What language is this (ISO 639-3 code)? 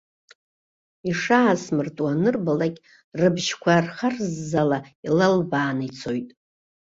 abk